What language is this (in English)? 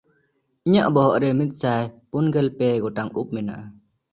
Santali